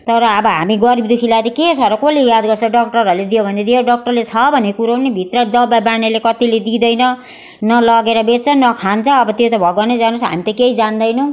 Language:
Nepali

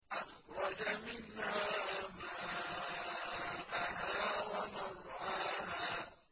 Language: Arabic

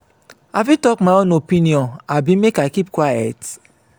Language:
Nigerian Pidgin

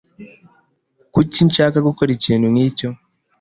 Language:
Kinyarwanda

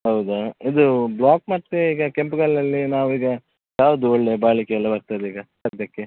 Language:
Kannada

